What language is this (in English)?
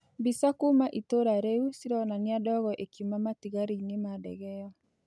Kikuyu